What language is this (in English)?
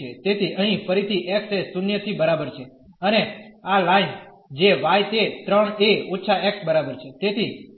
Gujarati